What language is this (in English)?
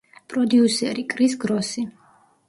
Georgian